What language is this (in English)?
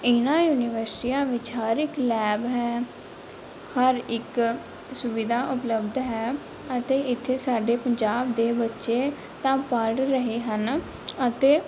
Punjabi